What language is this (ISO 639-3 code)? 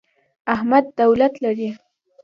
pus